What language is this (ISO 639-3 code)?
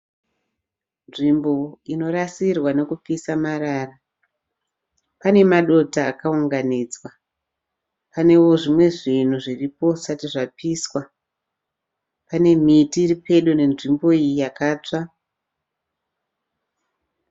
sna